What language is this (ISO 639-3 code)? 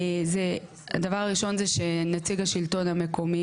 heb